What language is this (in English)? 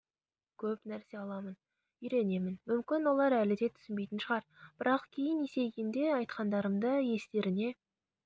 Kazakh